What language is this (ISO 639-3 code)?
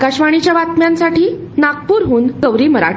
mar